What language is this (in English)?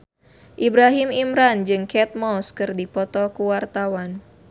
Sundanese